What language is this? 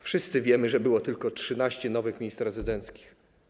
Polish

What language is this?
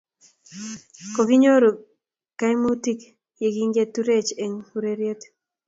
Kalenjin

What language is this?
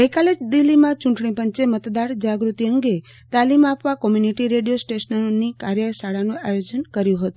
Gujarati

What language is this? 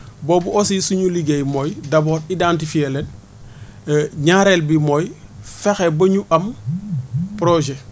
Wolof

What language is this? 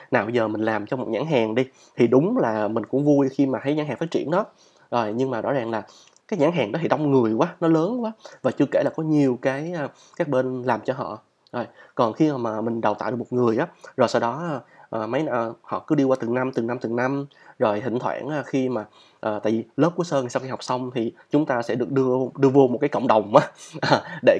Vietnamese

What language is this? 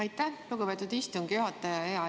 Estonian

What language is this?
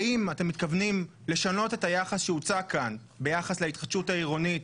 Hebrew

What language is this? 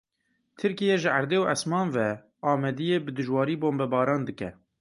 Kurdish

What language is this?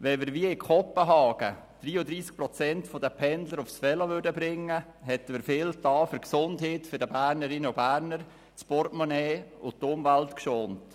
Swiss German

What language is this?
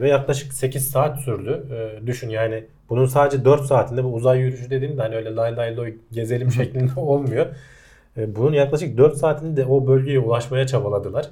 Turkish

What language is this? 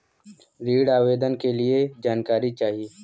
Bhojpuri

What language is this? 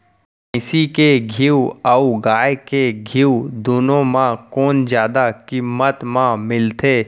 Chhattisgarhi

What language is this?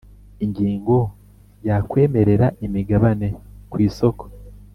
Kinyarwanda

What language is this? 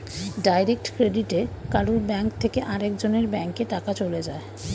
Bangla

